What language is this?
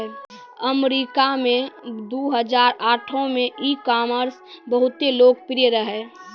Maithili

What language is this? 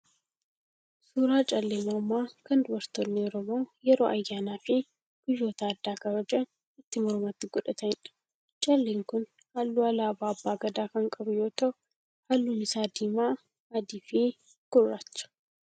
Oromo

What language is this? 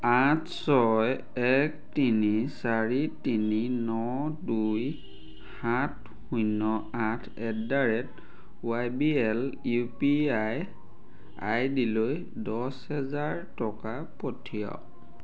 Assamese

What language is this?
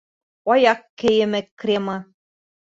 Bashkir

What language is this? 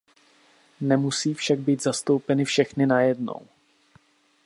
Czech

